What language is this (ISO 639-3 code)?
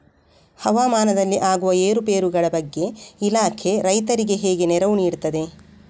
kan